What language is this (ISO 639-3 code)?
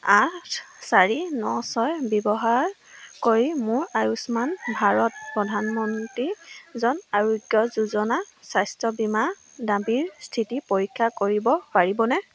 asm